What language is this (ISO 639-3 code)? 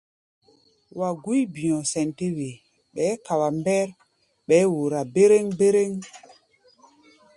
gba